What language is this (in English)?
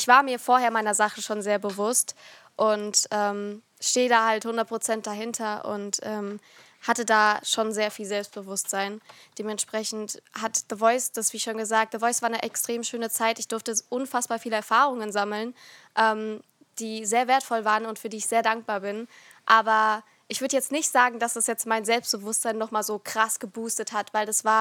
German